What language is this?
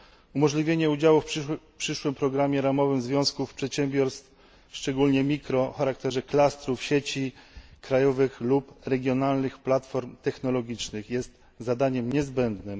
Polish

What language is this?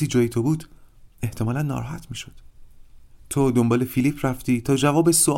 Persian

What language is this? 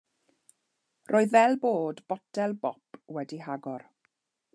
Welsh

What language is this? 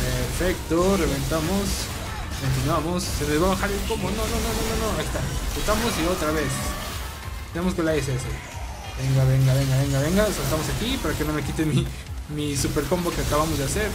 Spanish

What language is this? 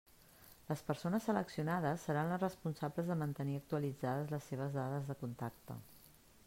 Catalan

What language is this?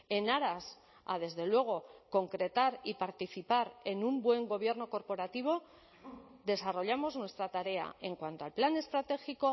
Spanish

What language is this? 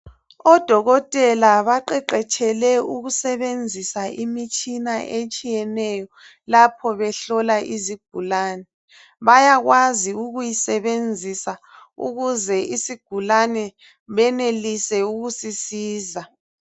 North Ndebele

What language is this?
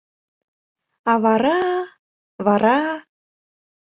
Mari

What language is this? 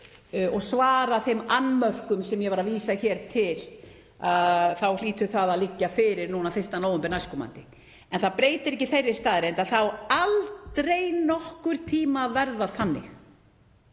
Icelandic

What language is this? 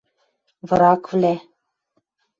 Western Mari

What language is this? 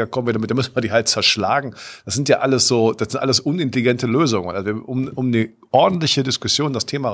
German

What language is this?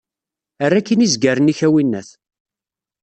Kabyle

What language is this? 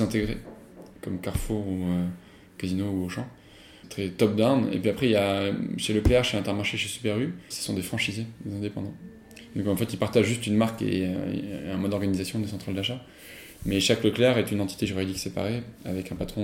French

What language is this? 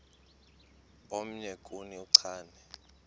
Xhosa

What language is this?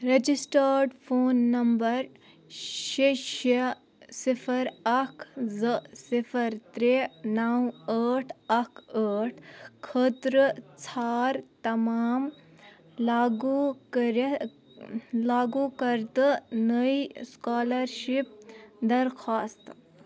Kashmiri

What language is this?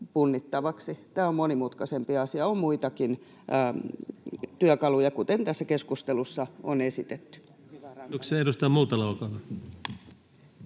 Finnish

